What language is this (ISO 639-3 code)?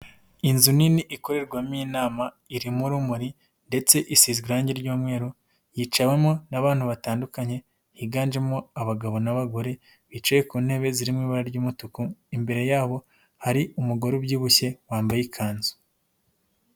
kin